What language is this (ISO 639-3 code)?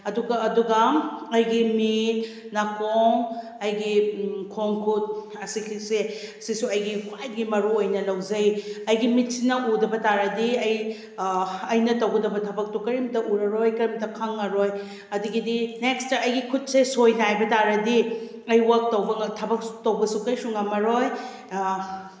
mni